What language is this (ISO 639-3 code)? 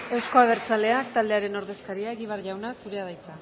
eus